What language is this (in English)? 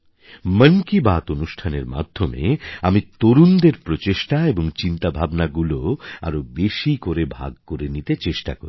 Bangla